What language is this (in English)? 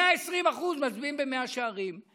Hebrew